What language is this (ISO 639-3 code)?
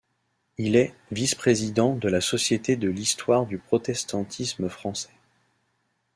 fra